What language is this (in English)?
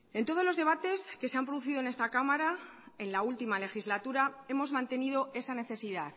Spanish